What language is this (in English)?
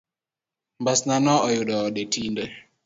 Luo (Kenya and Tanzania)